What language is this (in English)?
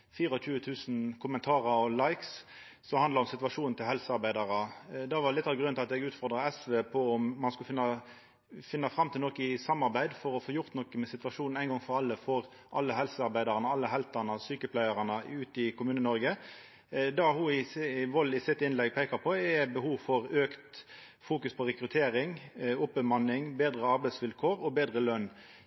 Norwegian Nynorsk